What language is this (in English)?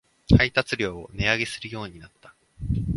Japanese